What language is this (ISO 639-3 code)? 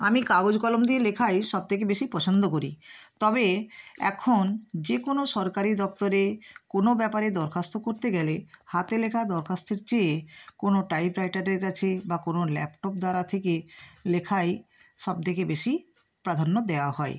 ben